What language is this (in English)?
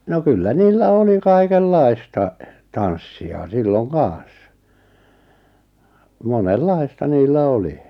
Finnish